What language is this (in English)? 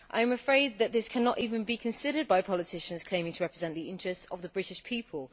English